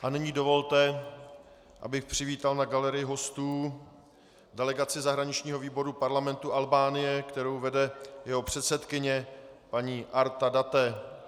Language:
Czech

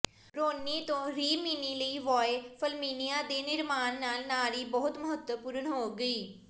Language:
Punjabi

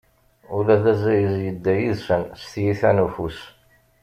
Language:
Kabyle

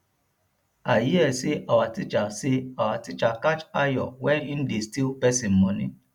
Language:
Nigerian Pidgin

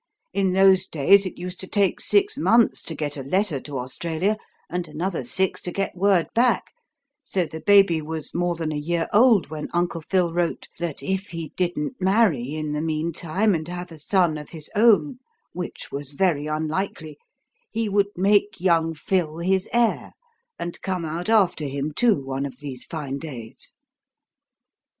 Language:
English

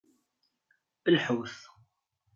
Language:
Kabyle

